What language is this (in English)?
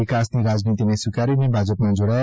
Gujarati